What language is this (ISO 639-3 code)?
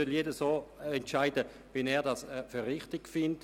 gsw